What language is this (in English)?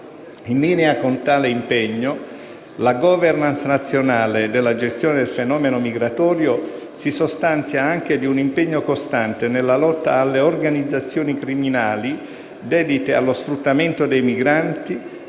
Italian